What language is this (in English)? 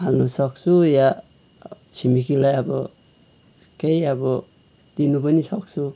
Nepali